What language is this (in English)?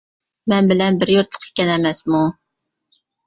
Uyghur